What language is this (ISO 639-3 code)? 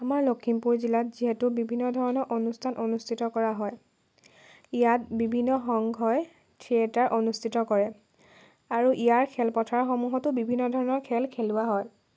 asm